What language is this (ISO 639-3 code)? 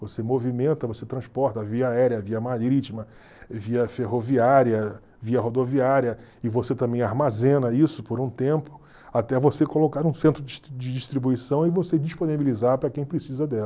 por